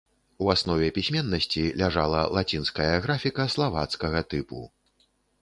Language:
Belarusian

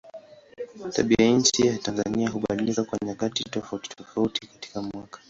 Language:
Swahili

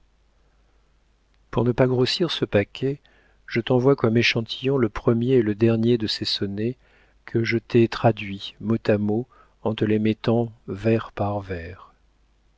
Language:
French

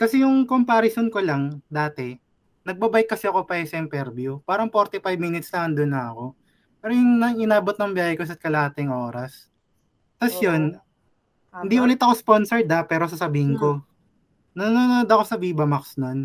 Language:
Filipino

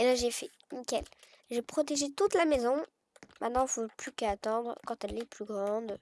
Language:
French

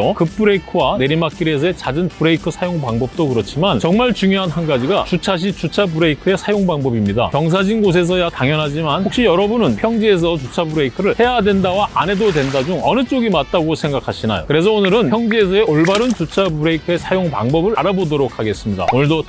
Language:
Korean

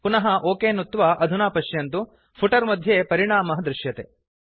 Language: Sanskrit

